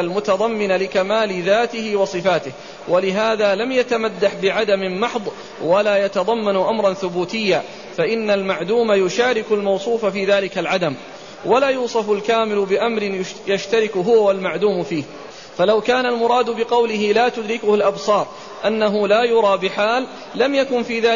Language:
Arabic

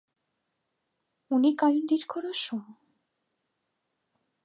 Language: Armenian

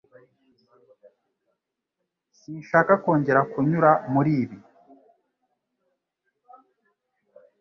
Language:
Kinyarwanda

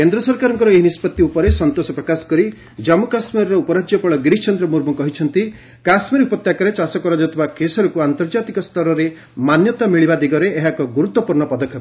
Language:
Odia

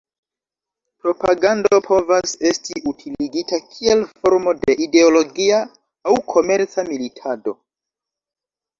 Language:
Esperanto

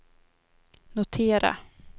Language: Swedish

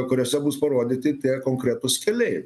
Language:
Lithuanian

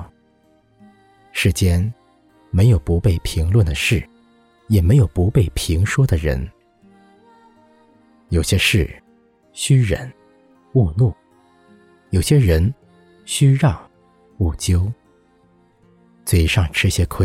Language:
Chinese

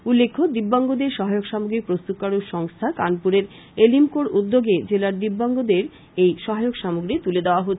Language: Bangla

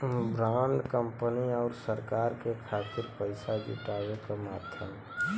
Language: Bhojpuri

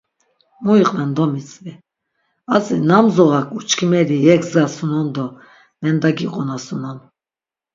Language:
Laz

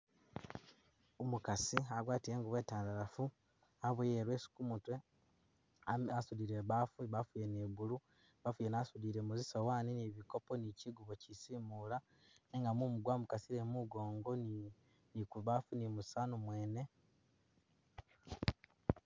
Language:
Masaaba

